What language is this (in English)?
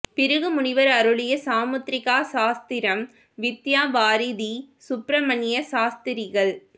Tamil